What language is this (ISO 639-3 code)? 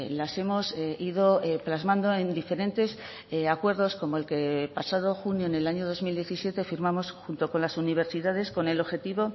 spa